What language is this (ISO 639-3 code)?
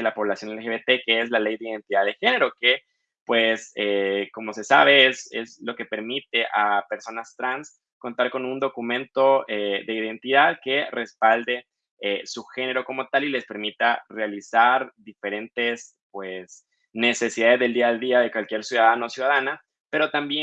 spa